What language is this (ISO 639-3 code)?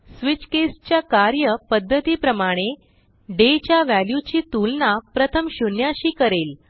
mar